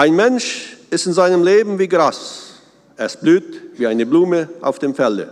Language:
German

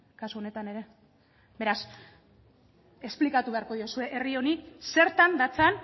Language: Basque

